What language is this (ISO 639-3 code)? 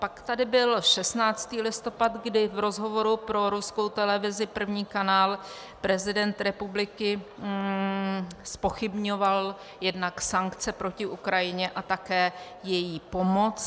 ces